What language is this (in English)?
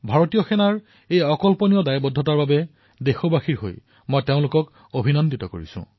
Assamese